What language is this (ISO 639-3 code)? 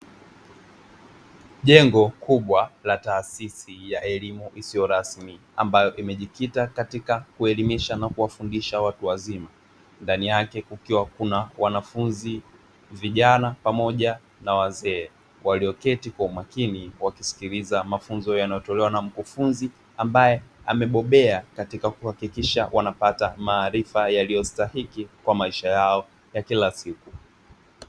swa